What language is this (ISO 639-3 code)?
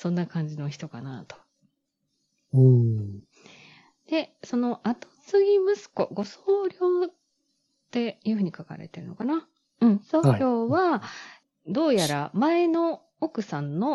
jpn